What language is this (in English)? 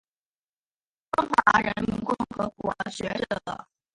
Chinese